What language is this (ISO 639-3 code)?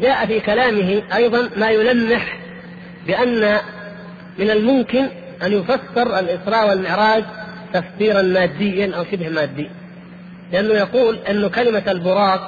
ara